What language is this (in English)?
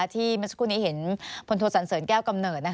Thai